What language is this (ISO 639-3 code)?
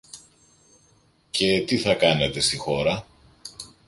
ell